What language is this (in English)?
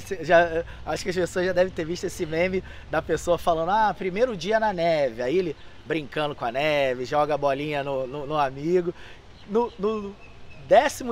Portuguese